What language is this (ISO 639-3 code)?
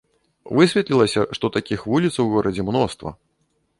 bel